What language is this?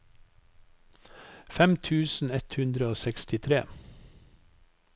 Norwegian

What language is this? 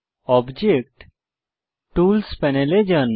Bangla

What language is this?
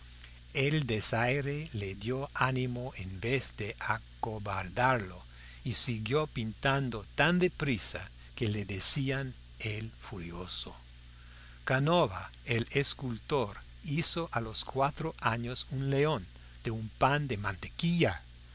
Spanish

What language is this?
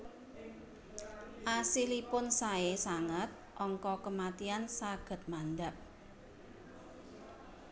Javanese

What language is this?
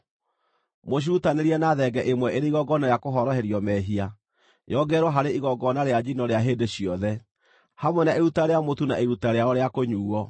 Kikuyu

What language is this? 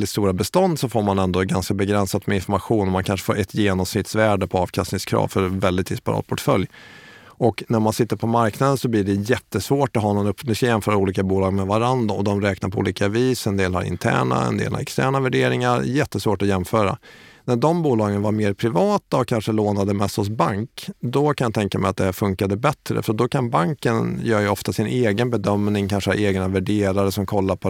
Swedish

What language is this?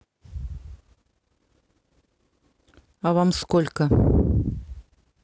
Russian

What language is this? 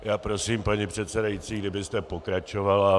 Czech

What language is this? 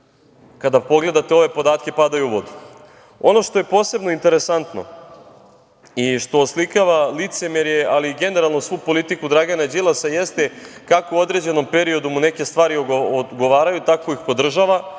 Serbian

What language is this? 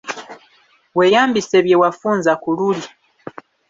Ganda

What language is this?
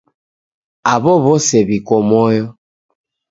Taita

